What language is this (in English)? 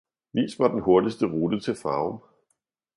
Danish